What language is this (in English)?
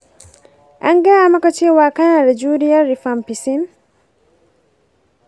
Hausa